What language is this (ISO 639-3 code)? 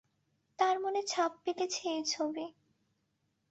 ben